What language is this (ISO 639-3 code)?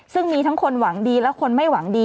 tha